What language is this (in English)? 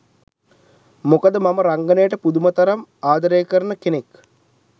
Sinhala